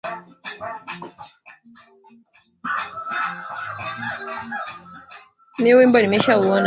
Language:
Swahili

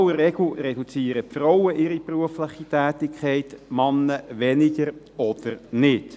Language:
Swiss German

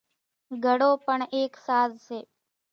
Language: Kachi Koli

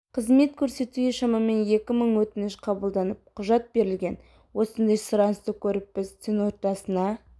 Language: Kazakh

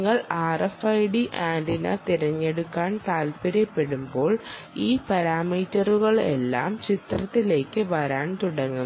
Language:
Malayalam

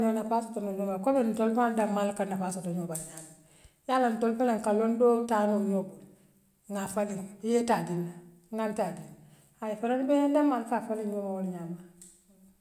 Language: Western Maninkakan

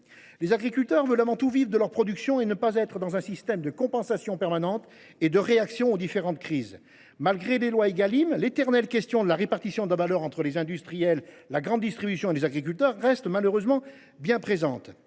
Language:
French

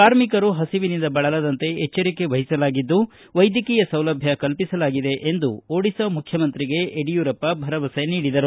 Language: Kannada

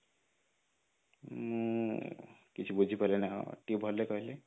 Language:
Odia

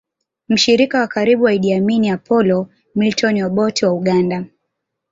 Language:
Swahili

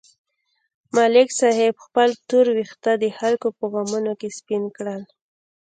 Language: Pashto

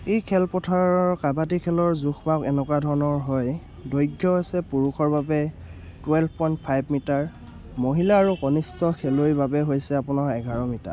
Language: Assamese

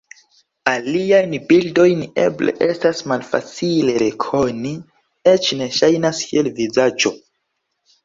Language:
Esperanto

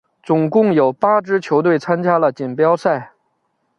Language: Chinese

